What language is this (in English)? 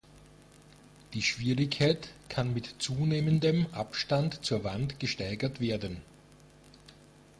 German